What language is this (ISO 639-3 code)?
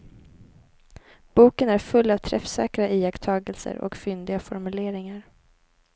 swe